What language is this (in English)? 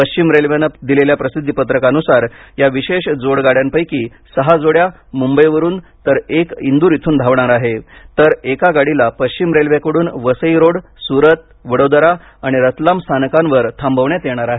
Marathi